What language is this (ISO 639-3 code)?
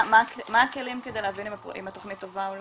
heb